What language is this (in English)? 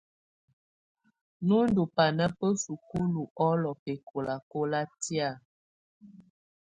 Tunen